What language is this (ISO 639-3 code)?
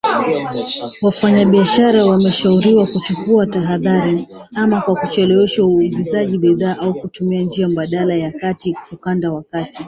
swa